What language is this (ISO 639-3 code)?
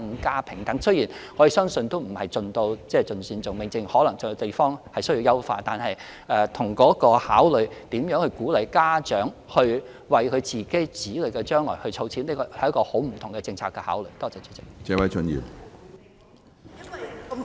yue